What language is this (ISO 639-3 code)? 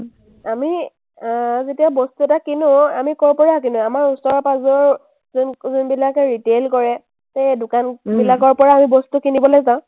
asm